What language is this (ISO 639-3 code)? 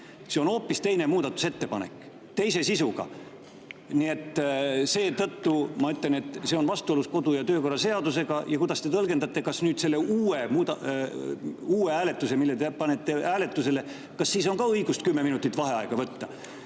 est